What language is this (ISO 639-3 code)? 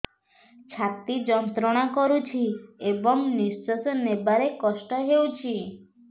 ori